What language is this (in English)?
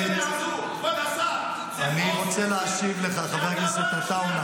Hebrew